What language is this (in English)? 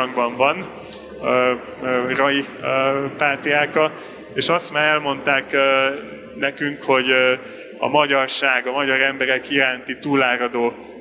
Hungarian